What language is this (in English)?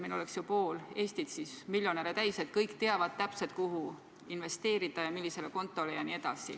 Estonian